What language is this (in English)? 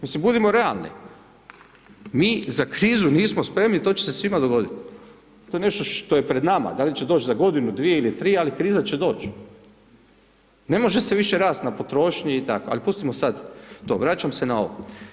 Croatian